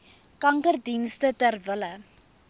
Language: Afrikaans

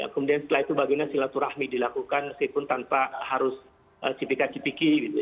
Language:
Indonesian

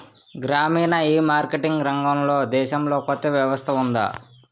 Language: Telugu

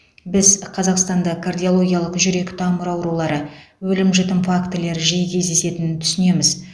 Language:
Kazakh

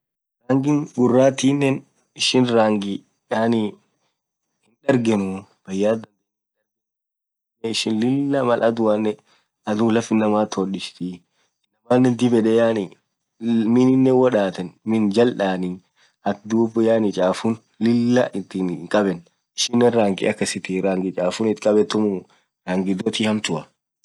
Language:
Orma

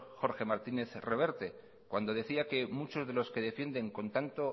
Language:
Spanish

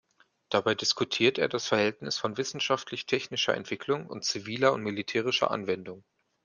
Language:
German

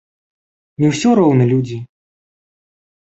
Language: Belarusian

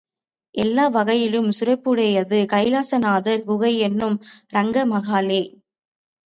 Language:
Tamil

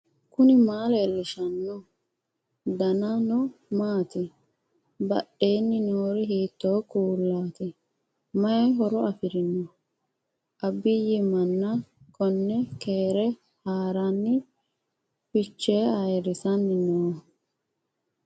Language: Sidamo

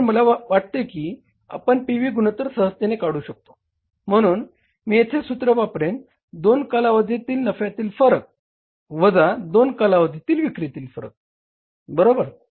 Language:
Marathi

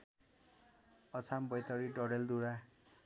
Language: Nepali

